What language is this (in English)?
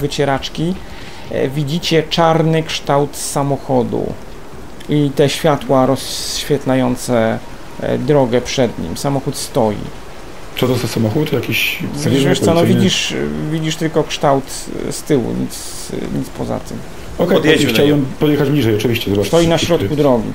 Polish